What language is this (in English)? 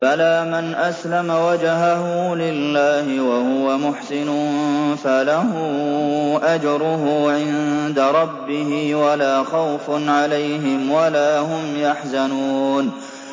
Arabic